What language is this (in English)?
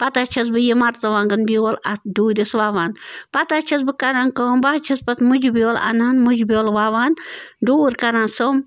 Kashmiri